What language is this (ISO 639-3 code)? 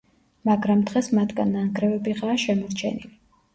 kat